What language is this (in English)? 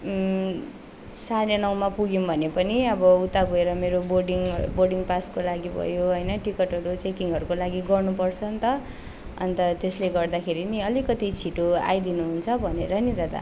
Nepali